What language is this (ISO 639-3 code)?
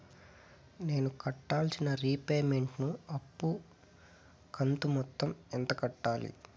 tel